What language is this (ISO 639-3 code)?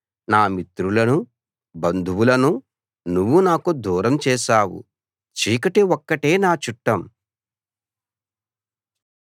tel